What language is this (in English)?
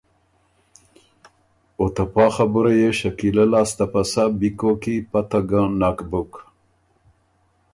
Ormuri